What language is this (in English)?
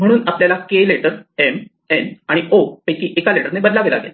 Marathi